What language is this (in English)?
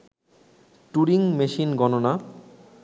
Bangla